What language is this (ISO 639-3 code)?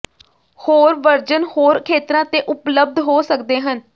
pan